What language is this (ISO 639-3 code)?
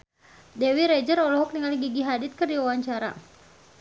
sun